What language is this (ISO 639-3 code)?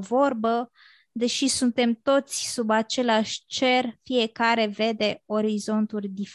ron